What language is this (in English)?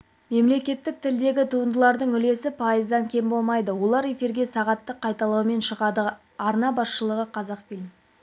Kazakh